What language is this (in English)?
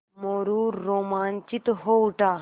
Hindi